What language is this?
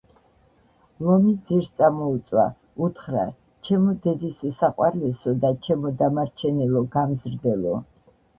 Georgian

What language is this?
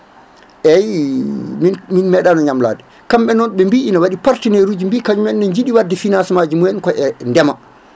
Fula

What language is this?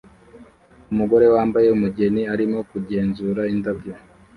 Kinyarwanda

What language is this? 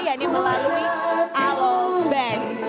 Indonesian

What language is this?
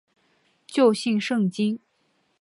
Chinese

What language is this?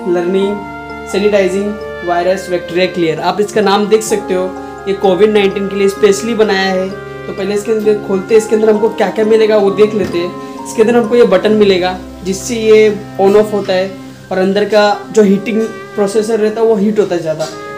Hindi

